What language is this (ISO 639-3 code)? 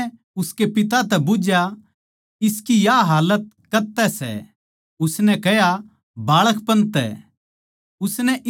bgc